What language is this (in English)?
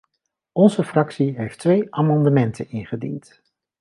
Dutch